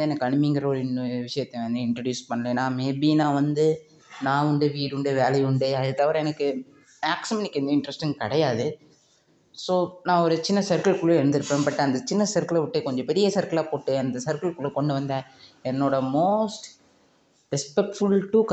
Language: Tamil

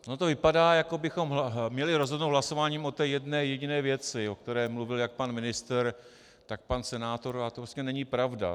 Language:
Czech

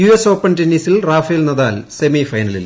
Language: Malayalam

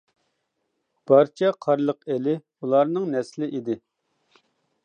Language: Uyghur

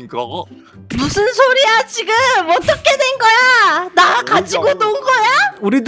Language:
Korean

